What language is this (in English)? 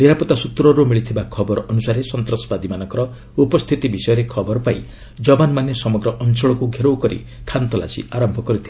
Odia